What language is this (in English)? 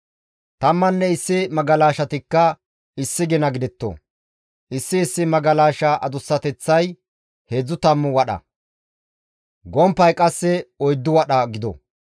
Gamo